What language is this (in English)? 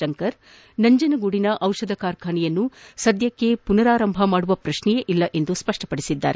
Kannada